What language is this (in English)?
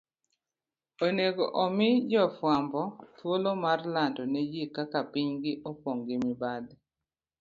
Luo (Kenya and Tanzania)